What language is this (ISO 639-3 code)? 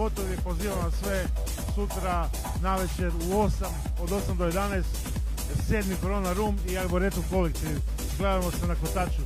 hrv